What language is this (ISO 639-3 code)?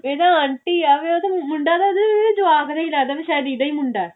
pan